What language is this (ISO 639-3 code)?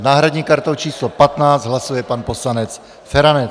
ces